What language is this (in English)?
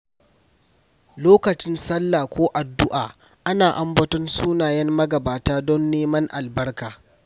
Hausa